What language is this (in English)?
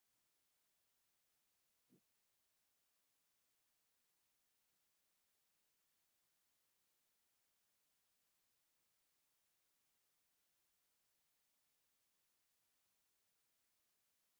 Tigrinya